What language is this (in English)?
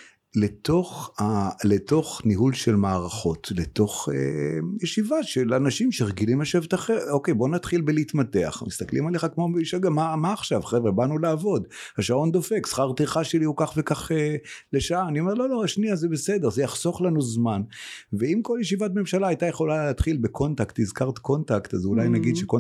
Hebrew